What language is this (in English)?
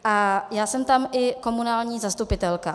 Czech